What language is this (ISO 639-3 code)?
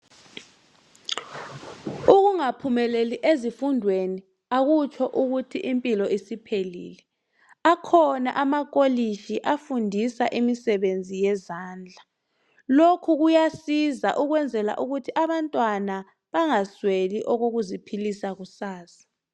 nde